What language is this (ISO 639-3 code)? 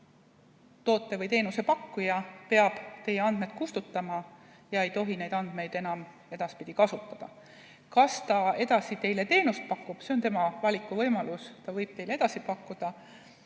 est